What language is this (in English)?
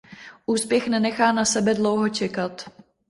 Czech